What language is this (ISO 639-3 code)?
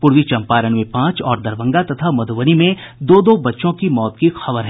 hin